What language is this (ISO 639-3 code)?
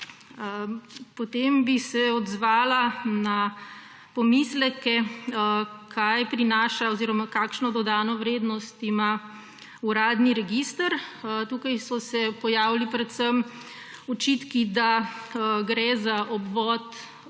slv